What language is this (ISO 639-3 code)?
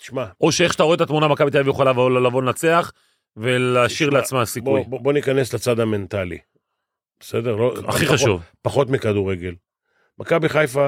heb